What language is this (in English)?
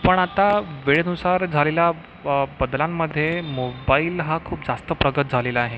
Marathi